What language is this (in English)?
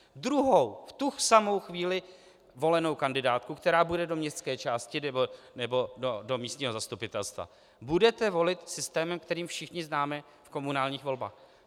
Czech